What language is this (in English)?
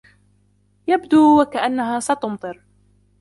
Arabic